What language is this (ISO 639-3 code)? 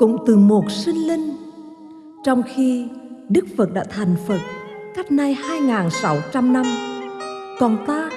vie